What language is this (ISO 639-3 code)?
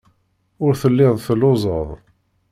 kab